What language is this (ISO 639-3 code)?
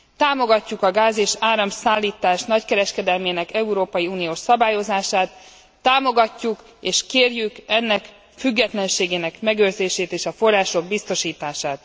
hun